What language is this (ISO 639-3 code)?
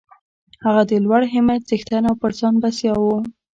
pus